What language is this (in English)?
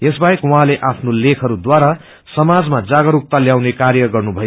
Nepali